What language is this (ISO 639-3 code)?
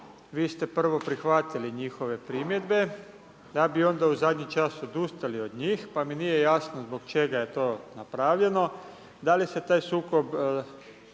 hrv